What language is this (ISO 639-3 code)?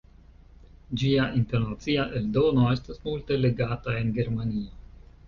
epo